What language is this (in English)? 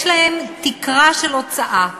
Hebrew